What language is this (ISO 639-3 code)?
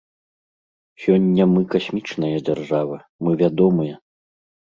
bel